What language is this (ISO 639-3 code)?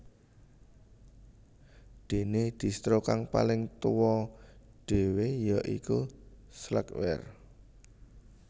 jav